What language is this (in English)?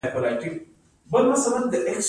Pashto